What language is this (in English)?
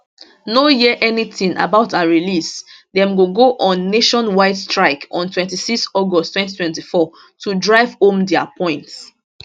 Nigerian Pidgin